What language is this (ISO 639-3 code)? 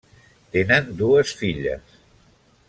cat